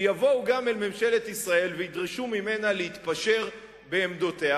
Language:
Hebrew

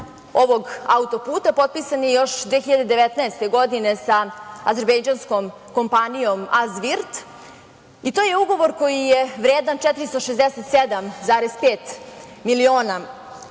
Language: Serbian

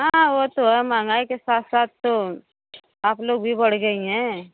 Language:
Hindi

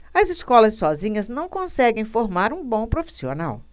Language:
Portuguese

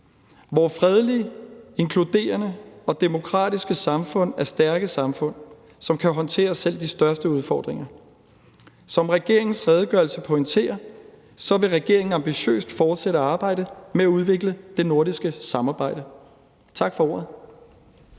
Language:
Danish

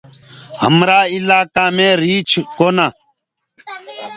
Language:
Gurgula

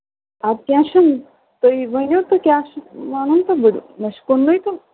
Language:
Kashmiri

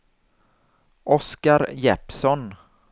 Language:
Swedish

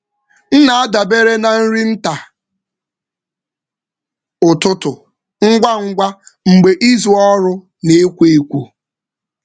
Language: Igbo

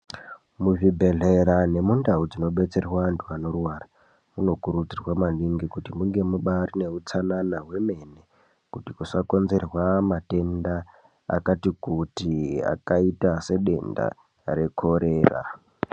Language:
Ndau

